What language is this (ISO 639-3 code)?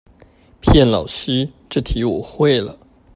zho